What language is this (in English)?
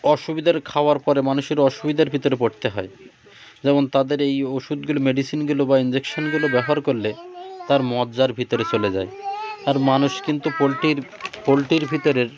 Bangla